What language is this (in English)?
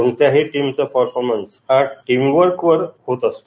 Marathi